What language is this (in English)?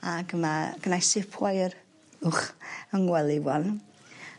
Welsh